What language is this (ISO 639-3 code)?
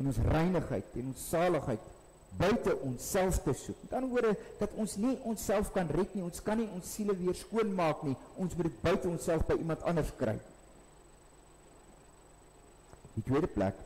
nld